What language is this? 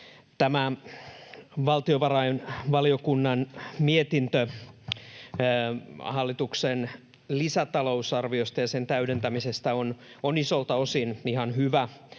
Finnish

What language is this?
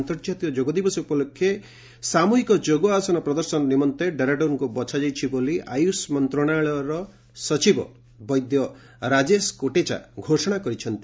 Odia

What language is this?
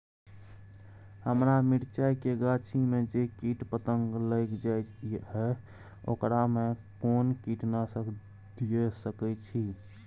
Maithili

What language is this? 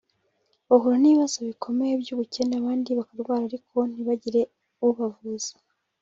Kinyarwanda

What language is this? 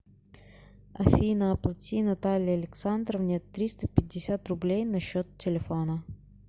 Russian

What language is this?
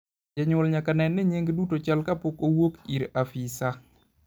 Luo (Kenya and Tanzania)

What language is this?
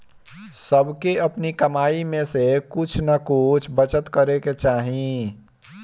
Bhojpuri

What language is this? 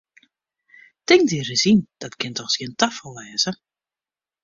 Western Frisian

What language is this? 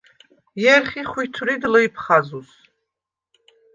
Svan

